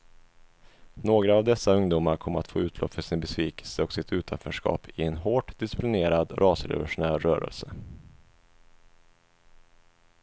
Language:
Swedish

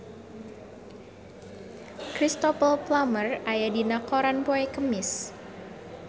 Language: Sundanese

